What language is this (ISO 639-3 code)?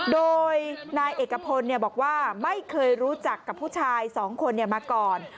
tha